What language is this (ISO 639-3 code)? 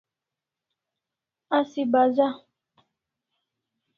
kls